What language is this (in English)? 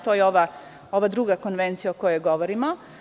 Serbian